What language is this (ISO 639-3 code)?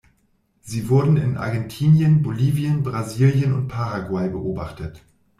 deu